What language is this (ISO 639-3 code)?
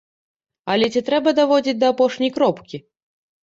bel